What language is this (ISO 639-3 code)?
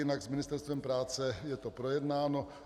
ces